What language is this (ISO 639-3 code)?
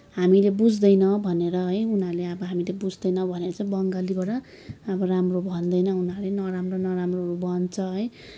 nep